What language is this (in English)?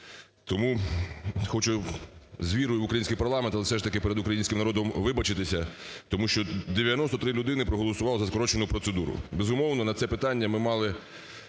Ukrainian